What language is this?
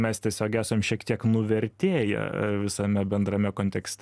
Lithuanian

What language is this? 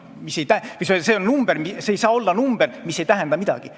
Estonian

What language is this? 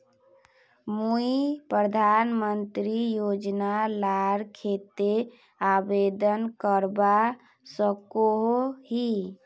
Magahi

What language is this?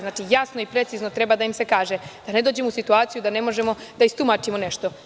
Serbian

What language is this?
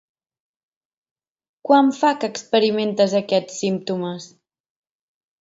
Catalan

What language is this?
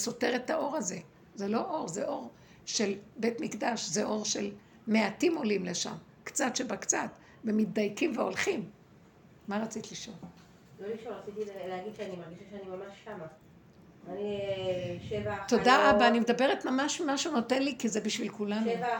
Hebrew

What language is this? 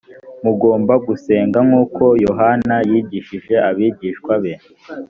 Kinyarwanda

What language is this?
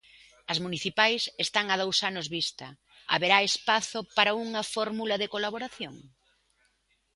Galician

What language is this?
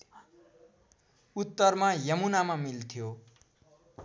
Nepali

